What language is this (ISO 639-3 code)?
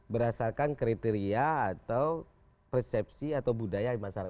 ind